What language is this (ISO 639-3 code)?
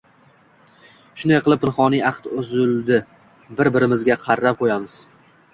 uzb